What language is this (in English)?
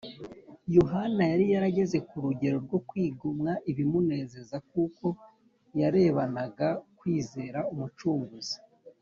Kinyarwanda